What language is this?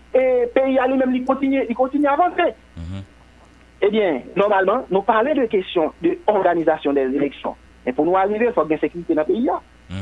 French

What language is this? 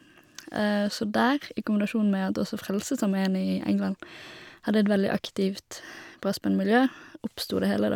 Norwegian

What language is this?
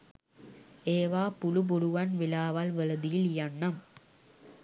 Sinhala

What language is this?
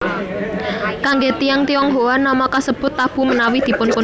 Javanese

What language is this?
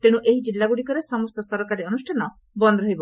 Odia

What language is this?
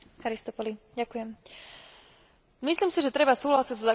Slovak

